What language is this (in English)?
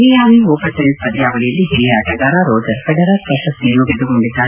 Kannada